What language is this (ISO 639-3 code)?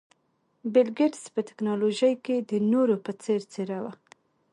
pus